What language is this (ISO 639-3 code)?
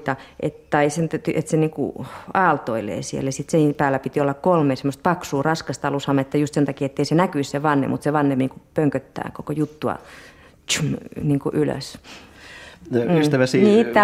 fin